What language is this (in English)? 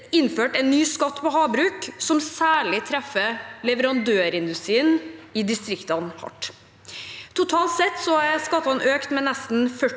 Norwegian